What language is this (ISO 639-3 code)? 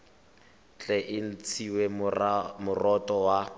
tsn